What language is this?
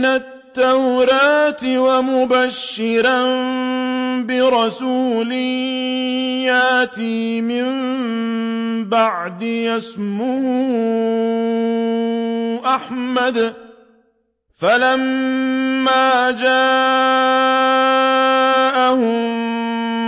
Arabic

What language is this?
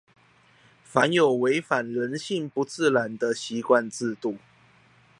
Chinese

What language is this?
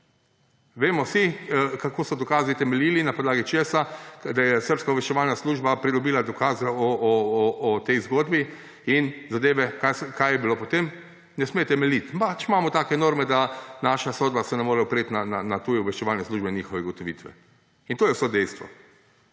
Slovenian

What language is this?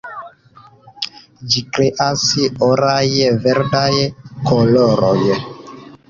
Esperanto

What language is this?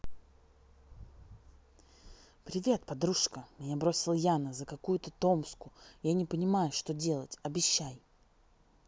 Russian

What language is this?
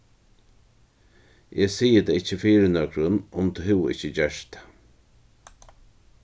Faroese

